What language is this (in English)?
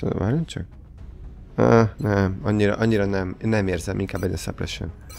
Hungarian